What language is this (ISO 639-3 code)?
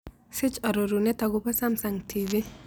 kln